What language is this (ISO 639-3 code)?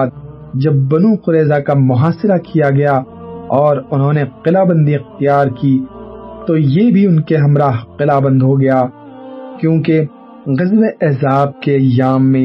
urd